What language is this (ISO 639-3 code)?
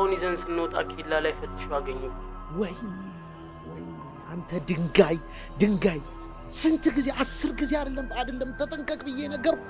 ara